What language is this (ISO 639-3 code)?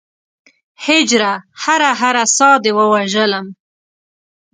pus